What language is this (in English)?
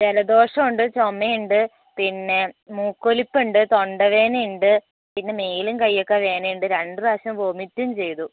Malayalam